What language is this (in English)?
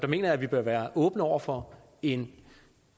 Danish